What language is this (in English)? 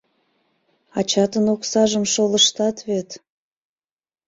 Mari